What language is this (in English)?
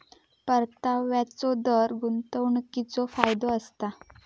Marathi